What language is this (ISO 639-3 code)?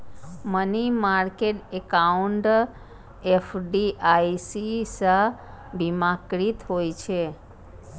mai